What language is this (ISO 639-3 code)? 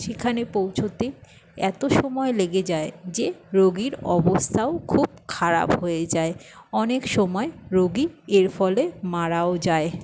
ben